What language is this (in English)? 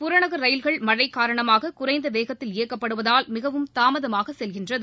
Tamil